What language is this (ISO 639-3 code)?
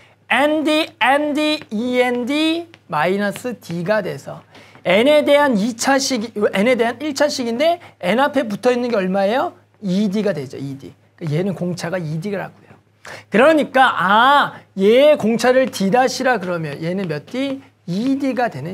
kor